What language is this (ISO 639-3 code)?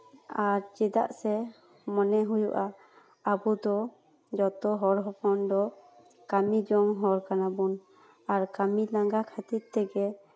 sat